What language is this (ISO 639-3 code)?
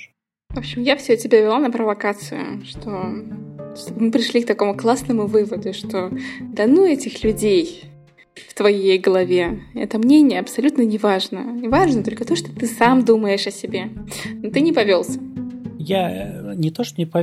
rus